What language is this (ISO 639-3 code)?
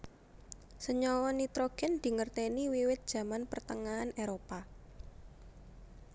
jav